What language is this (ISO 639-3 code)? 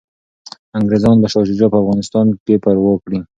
pus